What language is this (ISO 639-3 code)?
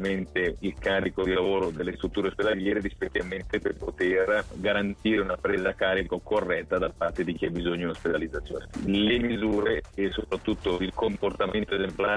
ita